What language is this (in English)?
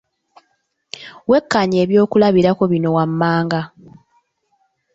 Ganda